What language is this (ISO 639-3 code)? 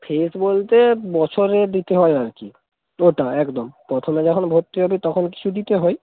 ben